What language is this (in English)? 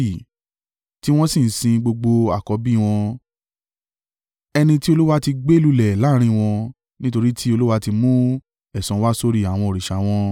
Yoruba